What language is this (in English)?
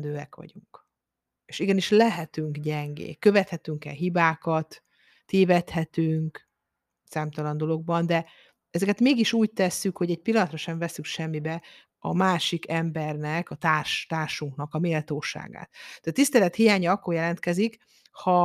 Hungarian